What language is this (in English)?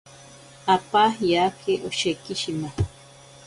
Ashéninka Perené